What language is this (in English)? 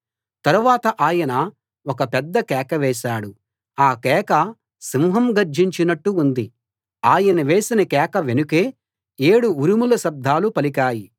Telugu